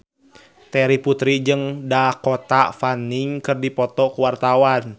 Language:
Sundanese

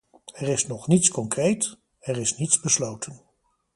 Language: Dutch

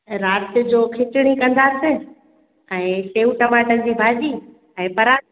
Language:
Sindhi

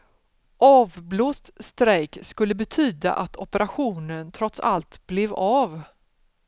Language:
Swedish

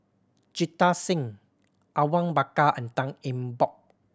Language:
English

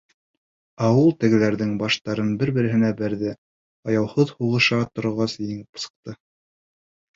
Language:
Bashkir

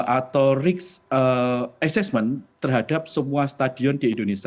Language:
Indonesian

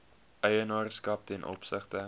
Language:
Afrikaans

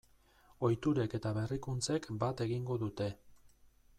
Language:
Basque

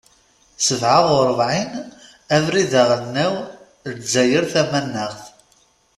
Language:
Kabyle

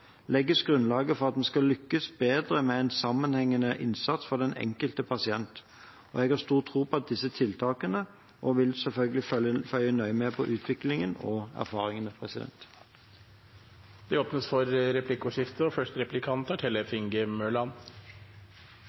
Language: Norwegian Bokmål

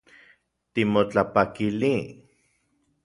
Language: Central Puebla Nahuatl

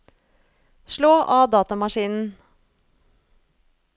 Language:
Norwegian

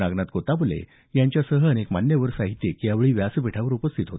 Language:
Marathi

